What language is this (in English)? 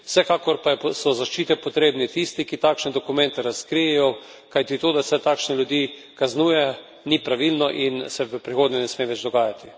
Slovenian